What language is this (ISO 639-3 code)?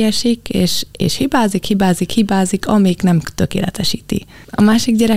hun